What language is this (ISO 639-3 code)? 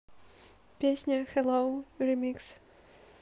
rus